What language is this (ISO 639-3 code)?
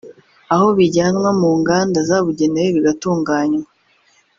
kin